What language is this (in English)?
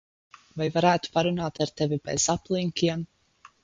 Latvian